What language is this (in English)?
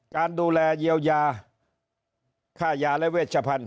Thai